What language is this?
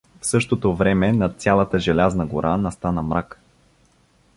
Bulgarian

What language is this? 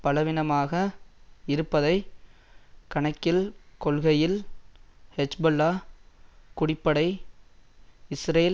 Tamil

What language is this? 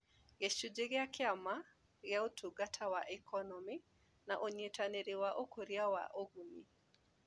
Kikuyu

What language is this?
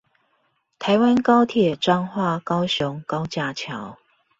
Chinese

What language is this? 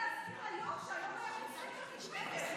Hebrew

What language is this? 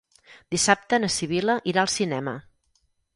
Catalan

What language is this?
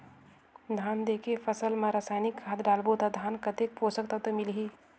Chhattisgarhi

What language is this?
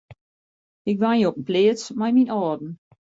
Western Frisian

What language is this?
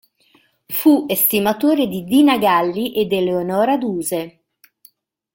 Italian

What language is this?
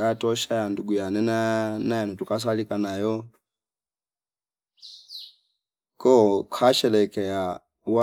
Fipa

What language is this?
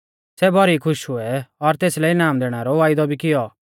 Mahasu Pahari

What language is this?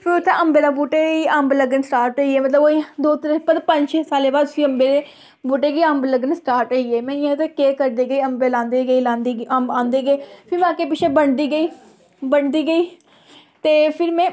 Dogri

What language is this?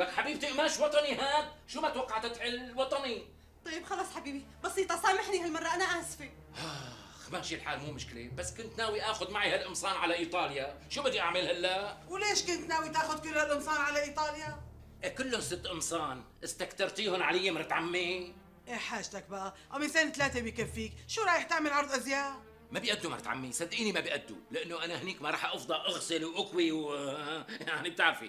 Arabic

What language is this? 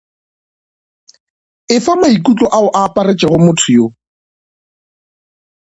Northern Sotho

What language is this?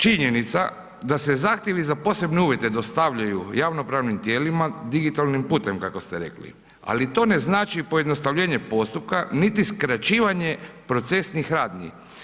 Croatian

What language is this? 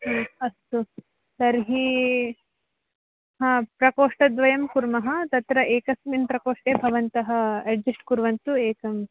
Sanskrit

